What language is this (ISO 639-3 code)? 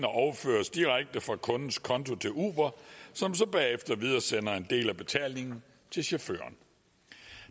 dan